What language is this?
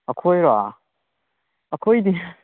Manipuri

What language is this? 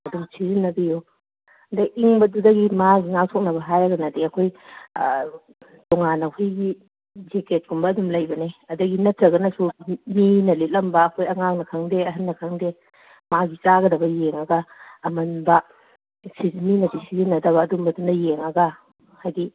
Manipuri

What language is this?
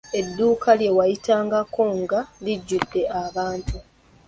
Ganda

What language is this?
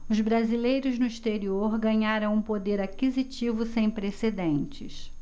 Portuguese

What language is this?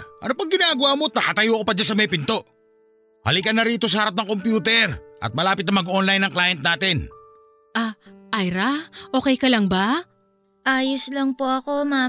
Filipino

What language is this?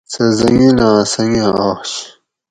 Gawri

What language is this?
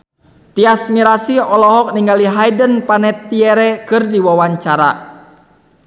Sundanese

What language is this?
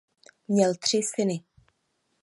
Czech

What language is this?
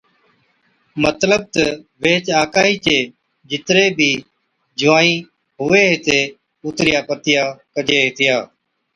Od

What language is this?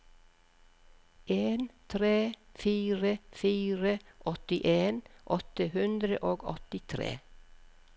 Norwegian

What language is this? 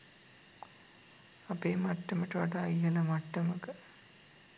Sinhala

